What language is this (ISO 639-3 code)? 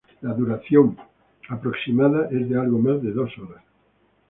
spa